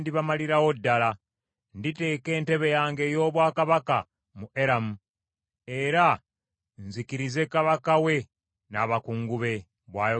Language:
Ganda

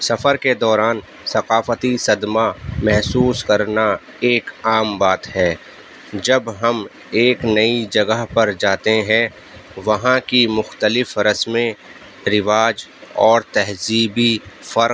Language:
Urdu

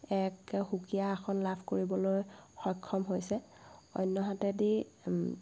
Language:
Assamese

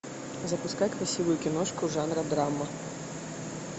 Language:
Russian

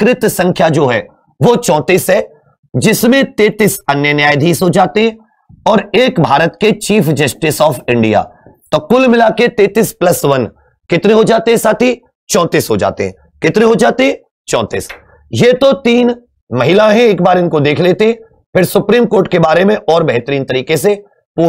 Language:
Hindi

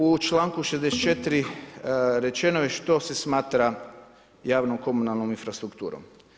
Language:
Croatian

